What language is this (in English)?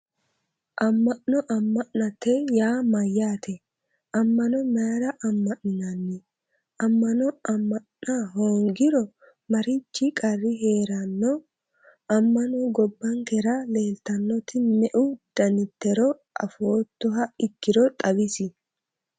Sidamo